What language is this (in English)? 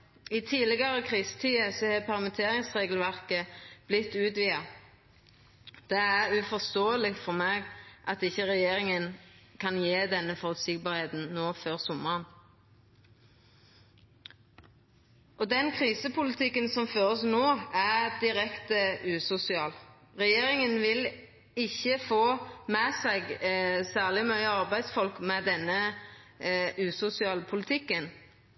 Norwegian Nynorsk